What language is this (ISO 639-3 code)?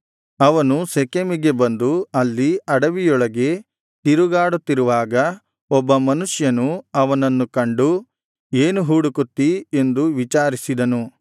kan